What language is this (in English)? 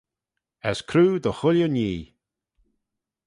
Manx